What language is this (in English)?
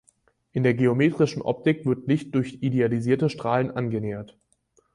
German